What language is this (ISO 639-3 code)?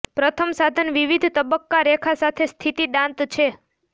guj